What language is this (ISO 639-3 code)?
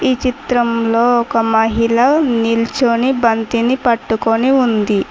tel